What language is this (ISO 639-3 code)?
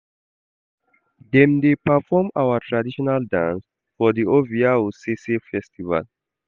pcm